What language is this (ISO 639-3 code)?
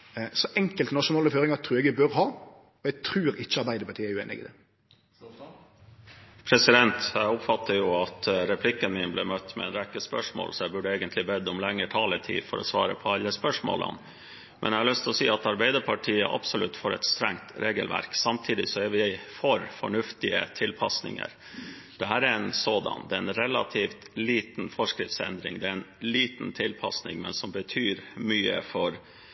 nor